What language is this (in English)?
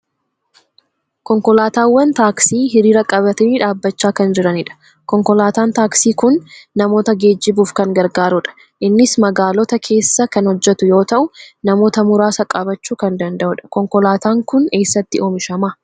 Oromo